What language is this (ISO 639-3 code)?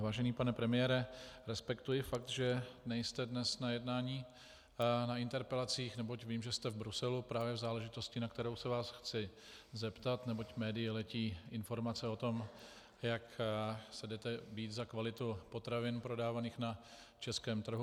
ces